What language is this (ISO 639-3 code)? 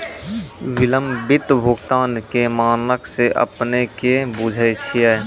mai